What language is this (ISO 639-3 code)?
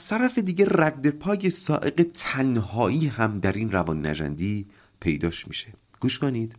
fas